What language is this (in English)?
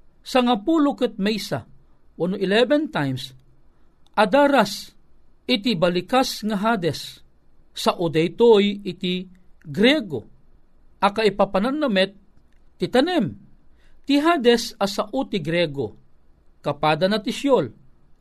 Filipino